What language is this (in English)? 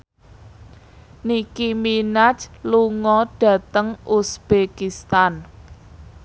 Javanese